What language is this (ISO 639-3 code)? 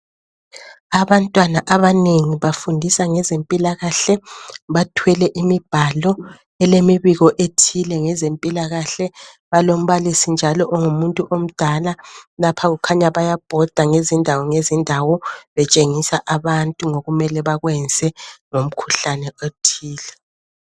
nde